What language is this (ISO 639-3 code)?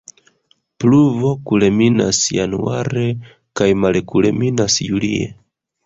epo